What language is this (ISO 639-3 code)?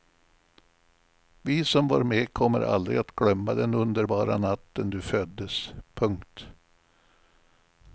swe